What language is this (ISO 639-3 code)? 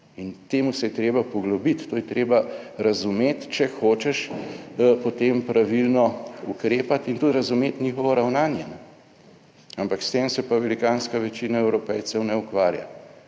slv